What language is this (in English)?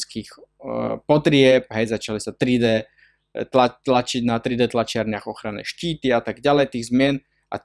Slovak